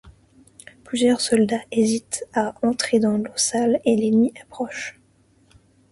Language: French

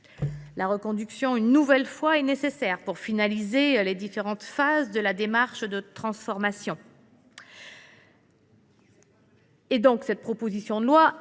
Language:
French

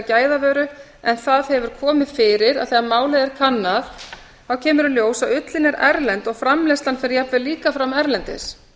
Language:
Icelandic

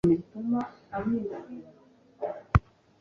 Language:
Kinyarwanda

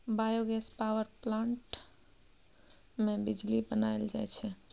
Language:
Maithili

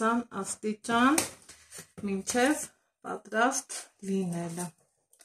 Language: Turkish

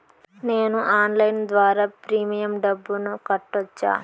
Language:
Telugu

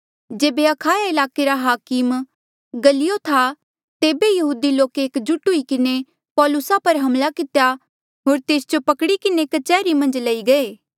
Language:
Mandeali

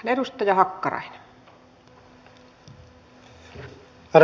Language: Finnish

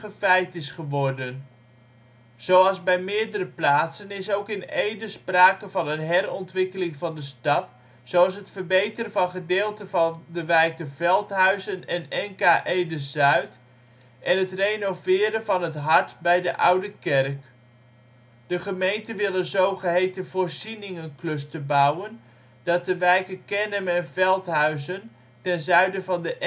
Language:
Dutch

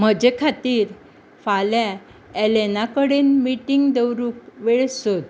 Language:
Konkani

